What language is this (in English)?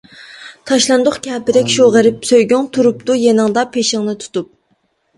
Uyghur